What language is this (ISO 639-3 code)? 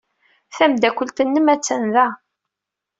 kab